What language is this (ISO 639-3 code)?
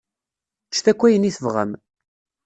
kab